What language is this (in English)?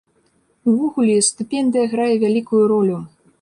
Belarusian